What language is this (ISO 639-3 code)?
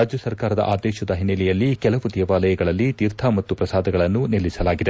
kan